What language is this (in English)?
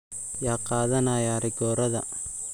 Somali